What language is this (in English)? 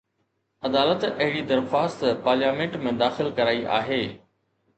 Sindhi